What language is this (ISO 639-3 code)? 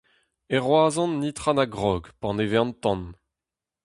bre